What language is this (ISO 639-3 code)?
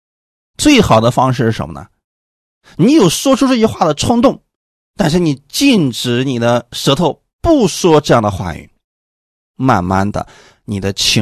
zho